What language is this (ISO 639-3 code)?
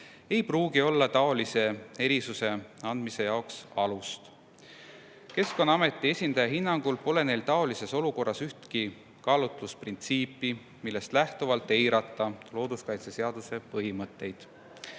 est